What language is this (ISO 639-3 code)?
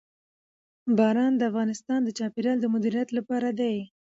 pus